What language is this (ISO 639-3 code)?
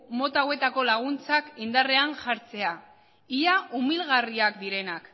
eus